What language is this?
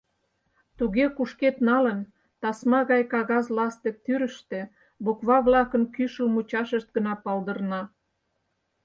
Mari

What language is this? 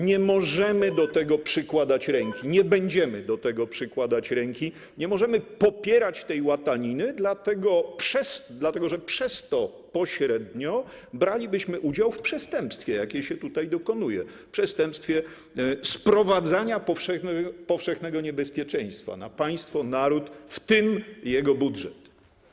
Polish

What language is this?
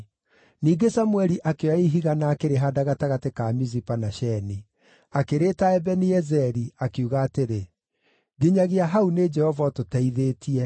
Kikuyu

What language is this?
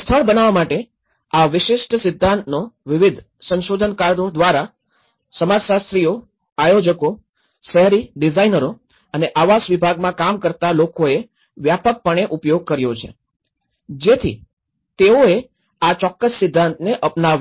Gujarati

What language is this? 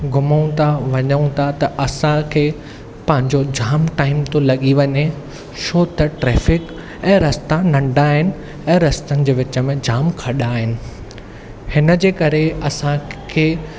Sindhi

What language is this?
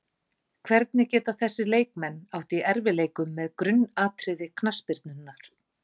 Icelandic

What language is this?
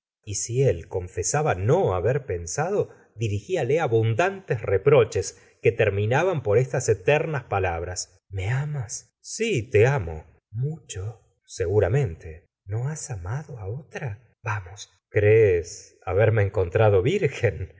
Spanish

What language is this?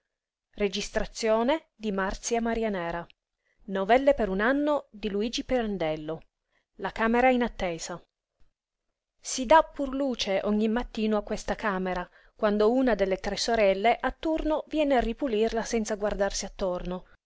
Italian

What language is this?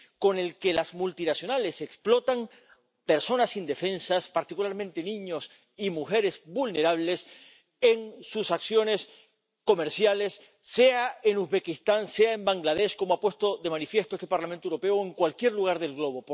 Spanish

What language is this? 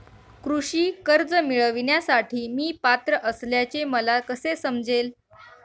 Marathi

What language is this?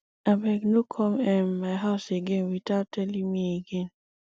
Nigerian Pidgin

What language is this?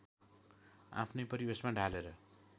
Nepali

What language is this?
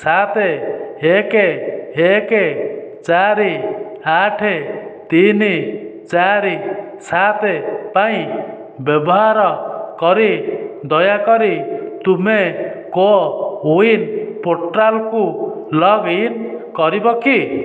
Odia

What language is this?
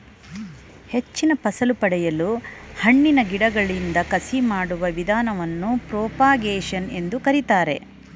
Kannada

